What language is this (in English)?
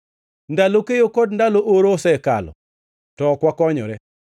Luo (Kenya and Tanzania)